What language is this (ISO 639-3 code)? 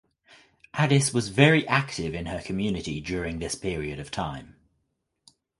eng